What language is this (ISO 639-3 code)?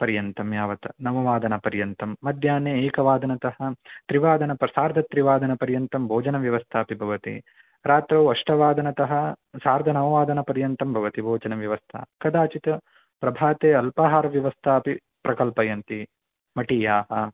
san